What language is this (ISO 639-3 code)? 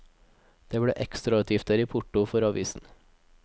nor